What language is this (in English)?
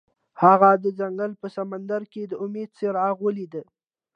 Pashto